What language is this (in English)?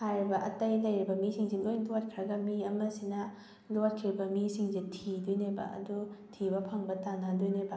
Manipuri